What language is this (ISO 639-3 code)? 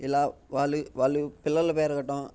tel